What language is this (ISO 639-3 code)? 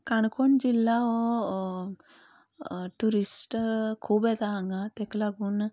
kok